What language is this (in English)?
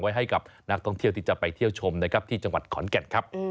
Thai